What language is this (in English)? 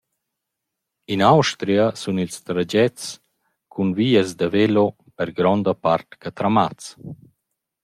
Romansh